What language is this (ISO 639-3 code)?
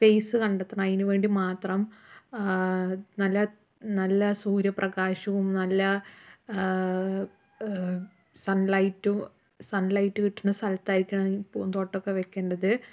mal